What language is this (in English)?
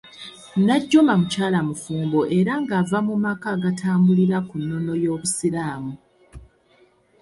Ganda